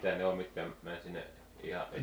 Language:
Finnish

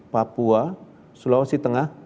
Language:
Indonesian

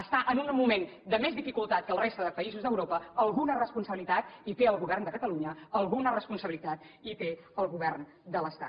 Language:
Catalan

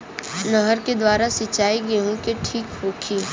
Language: Bhojpuri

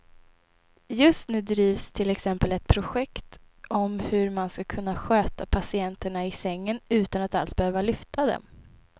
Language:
Swedish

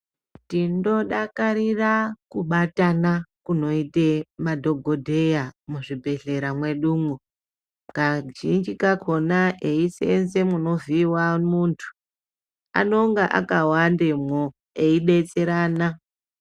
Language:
Ndau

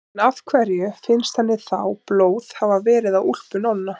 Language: Icelandic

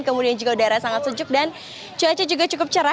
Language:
Indonesian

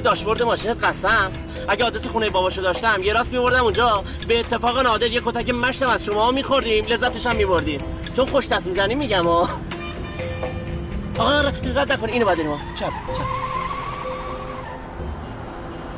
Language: Persian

